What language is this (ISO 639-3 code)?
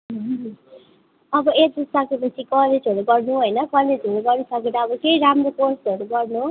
nep